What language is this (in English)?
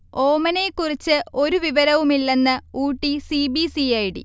Malayalam